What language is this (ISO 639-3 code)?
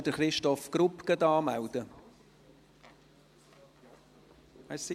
gsw